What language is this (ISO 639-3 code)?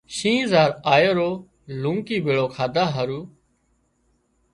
kxp